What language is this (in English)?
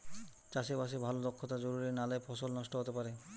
Bangla